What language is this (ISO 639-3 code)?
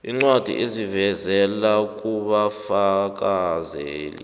nbl